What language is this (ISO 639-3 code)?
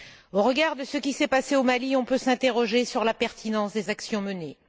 fra